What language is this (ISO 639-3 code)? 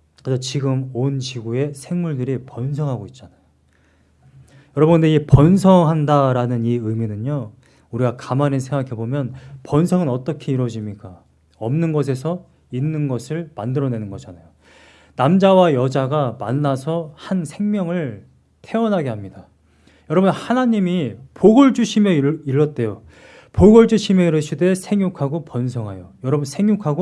kor